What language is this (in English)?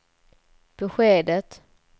Swedish